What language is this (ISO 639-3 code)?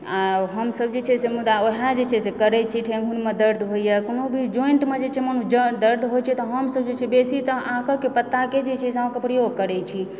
mai